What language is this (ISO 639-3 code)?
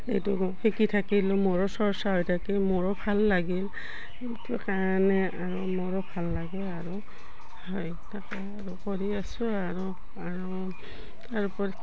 asm